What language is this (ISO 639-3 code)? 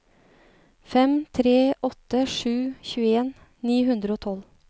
nor